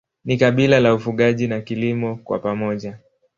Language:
Swahili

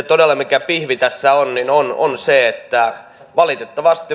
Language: Finnish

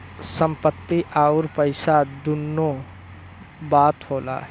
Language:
Bhojpuri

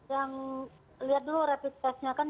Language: Indonesian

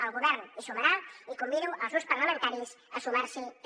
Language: Catalan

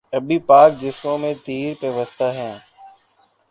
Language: Urdu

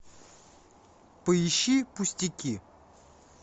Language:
Russian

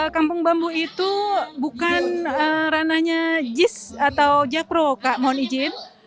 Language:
Indonesian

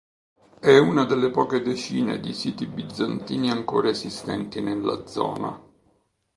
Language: Italian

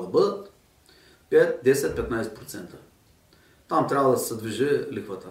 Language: Bulgarian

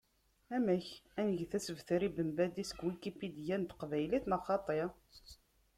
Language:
Kabyle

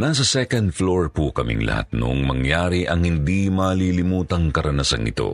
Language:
Filipino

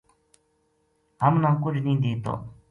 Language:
Gujari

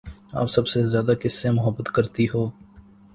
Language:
Urdu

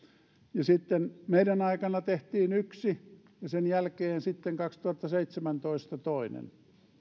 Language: Finnish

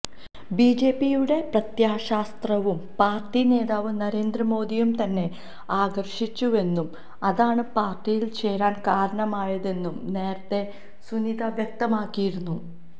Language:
Malayalam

